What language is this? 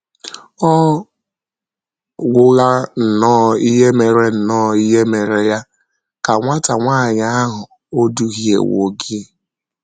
Igbo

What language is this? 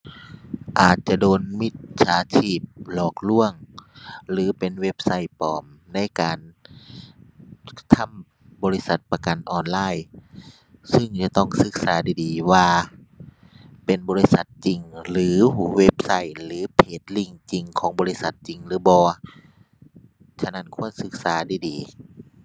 Thai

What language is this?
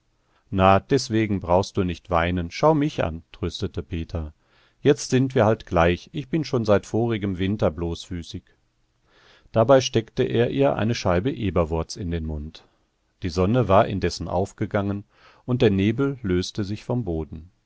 German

